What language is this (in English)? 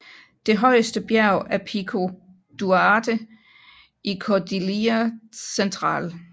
Danish